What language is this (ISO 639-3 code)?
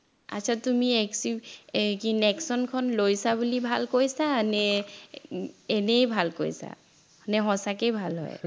asm